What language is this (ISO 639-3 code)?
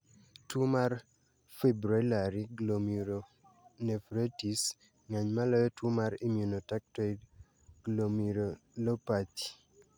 luo